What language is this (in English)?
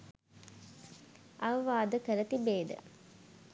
Sinhala